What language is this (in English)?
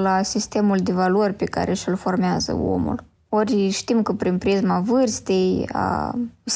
Romanian